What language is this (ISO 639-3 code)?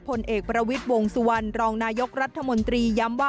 tha